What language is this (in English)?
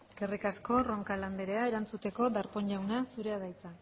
Basque